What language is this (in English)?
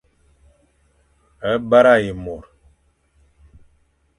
Fang